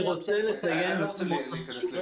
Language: Hebrew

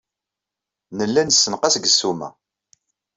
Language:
Kabyle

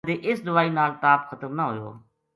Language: Gujari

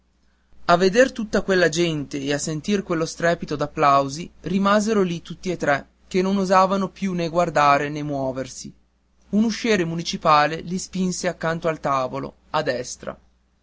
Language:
Italian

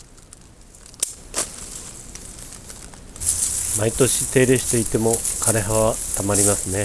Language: Japanese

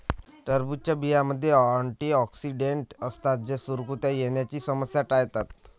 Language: Marathi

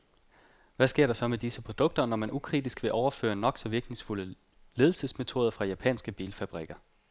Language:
Danish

